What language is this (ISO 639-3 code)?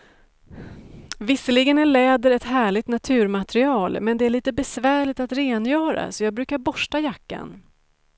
swe